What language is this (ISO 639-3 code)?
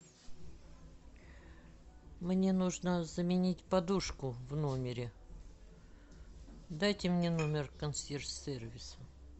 rus